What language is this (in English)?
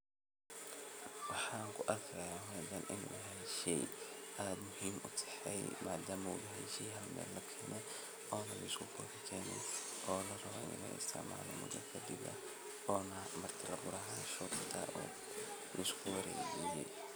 Somali